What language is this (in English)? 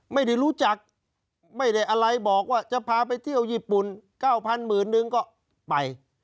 Thai